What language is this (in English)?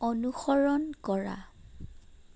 Assamese